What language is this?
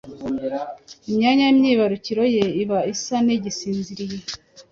Kinyarwanda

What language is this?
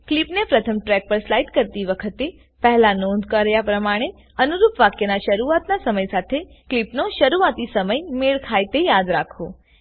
Gujarati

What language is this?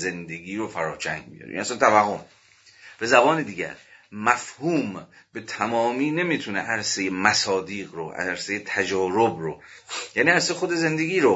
Persian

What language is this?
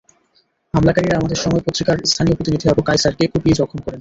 Bangla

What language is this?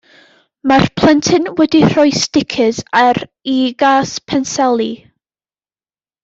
Welsh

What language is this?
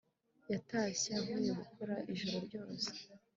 Kinyarwanda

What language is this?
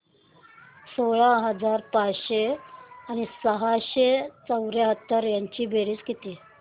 Marathi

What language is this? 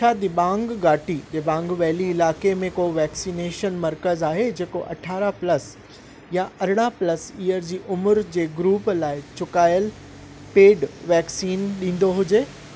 Sindhi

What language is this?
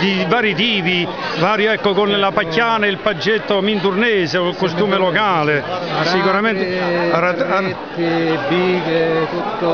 Italian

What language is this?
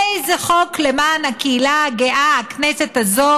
Hebrew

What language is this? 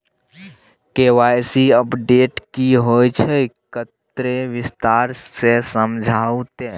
Maithili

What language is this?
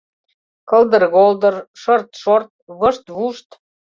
Mari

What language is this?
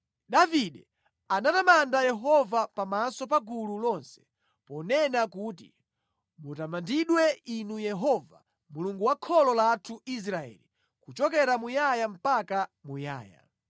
Nyanja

